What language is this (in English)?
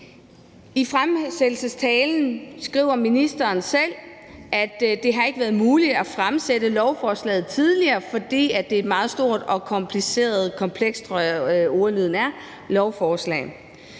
Danish